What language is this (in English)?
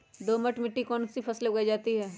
Magahi